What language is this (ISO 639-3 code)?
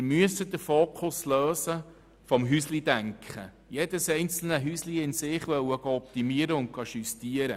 gsw